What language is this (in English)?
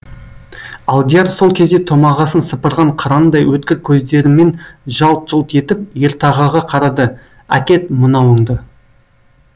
Kazakh